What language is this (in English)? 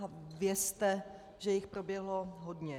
Czech